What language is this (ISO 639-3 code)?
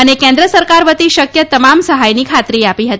guj